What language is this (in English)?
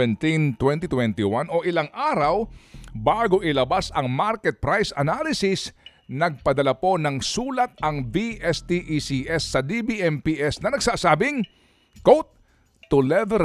Filipino